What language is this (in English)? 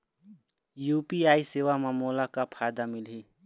Chhattisgarhi